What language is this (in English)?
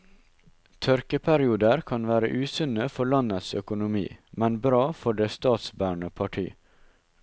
Norwegian